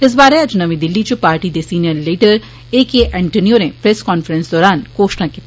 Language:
Dogri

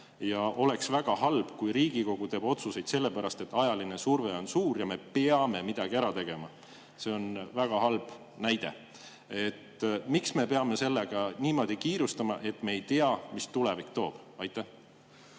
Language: Estonian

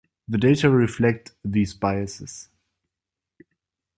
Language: English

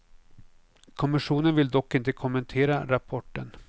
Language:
Swedish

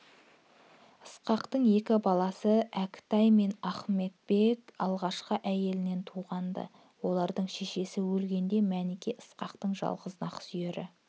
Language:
Kazakh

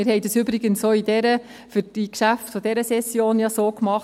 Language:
Swiss German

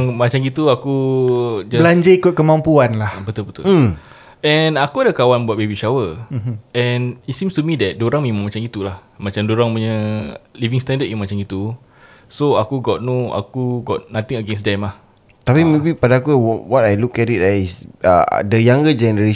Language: Malay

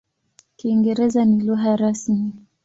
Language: Swahili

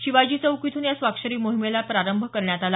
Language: Marathi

